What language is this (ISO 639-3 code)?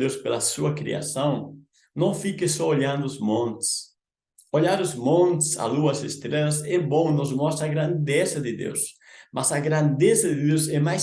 por